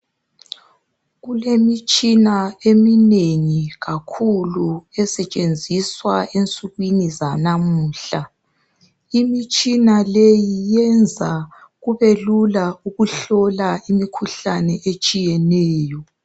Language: North Ndebele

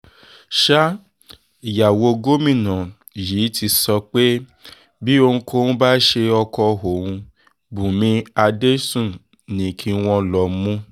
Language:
Yoruba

